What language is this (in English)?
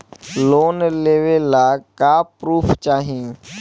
Bhojpuri